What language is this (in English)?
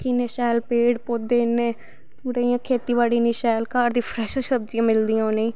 Dogri